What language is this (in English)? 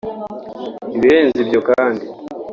Kinyarwanda